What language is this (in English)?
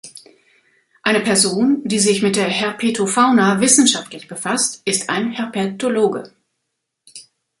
German